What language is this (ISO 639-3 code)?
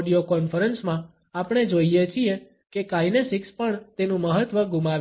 guj